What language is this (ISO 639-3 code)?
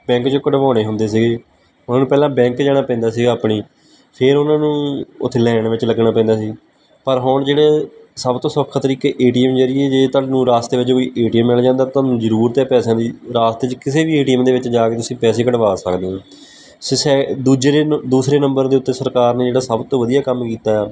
pan